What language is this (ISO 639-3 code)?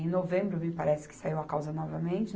por